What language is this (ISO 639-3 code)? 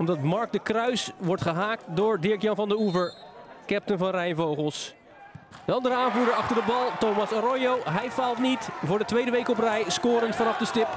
nld